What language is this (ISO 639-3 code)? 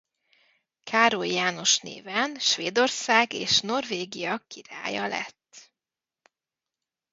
hun